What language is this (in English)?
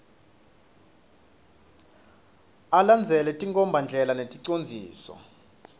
Swati